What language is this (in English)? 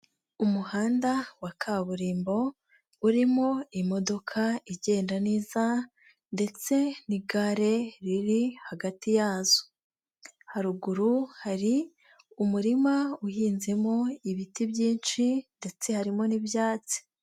Kinyarwanda